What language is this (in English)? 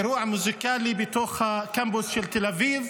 Hebrew